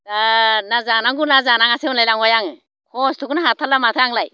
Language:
Bodo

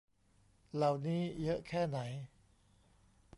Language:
Thai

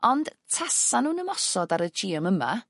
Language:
Welsh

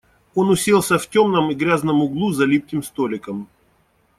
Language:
Russian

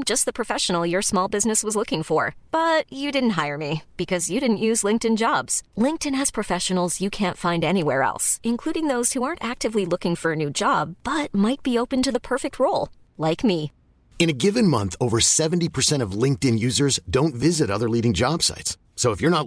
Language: Filipino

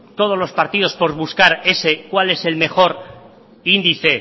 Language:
Spanish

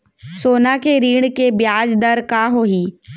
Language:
Chhattisgarhi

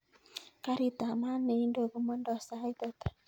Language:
Kalenjin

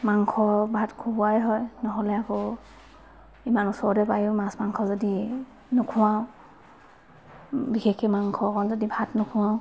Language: Assamese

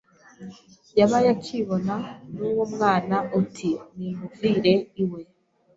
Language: Kinyarwanda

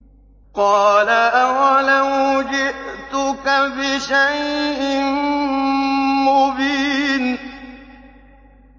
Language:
Arabic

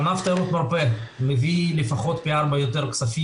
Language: Hebrew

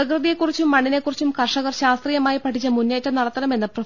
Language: Malayalam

